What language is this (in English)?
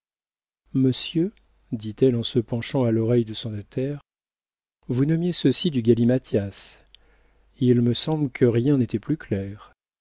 French